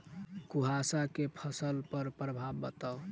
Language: Maithili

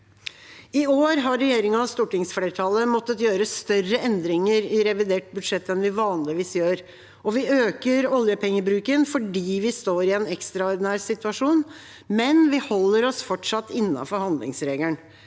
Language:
Norwegian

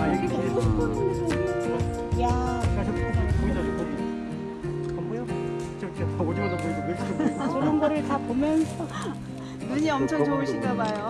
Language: Korean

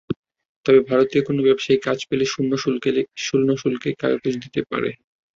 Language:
Bangla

